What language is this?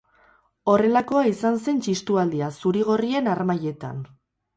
Basque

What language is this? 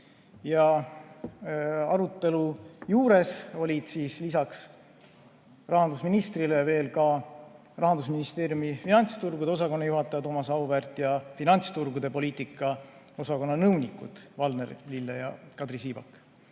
Estonian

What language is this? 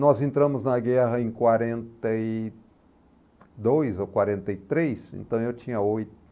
Portuguese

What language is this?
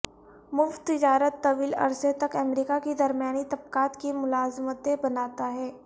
Urdu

